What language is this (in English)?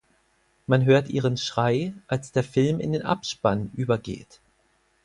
German